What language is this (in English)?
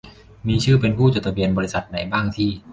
Thai